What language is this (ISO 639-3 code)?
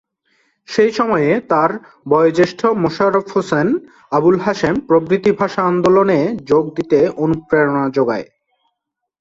ben